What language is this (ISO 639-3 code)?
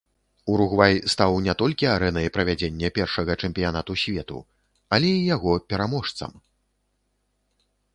bel